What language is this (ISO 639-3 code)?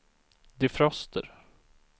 swe